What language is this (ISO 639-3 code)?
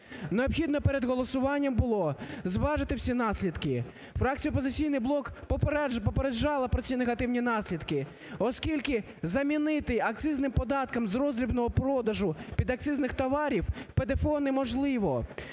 ukr